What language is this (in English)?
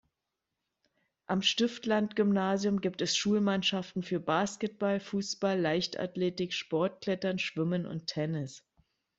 German